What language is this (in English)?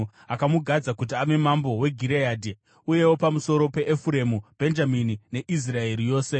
Shona